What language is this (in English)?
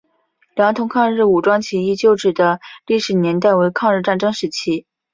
Chinese